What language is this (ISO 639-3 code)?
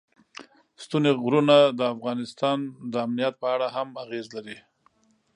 pus